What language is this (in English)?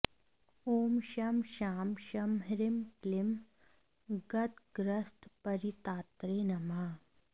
Sanskrit